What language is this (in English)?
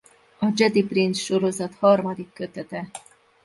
Hungarian